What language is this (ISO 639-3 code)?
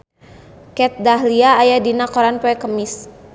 sun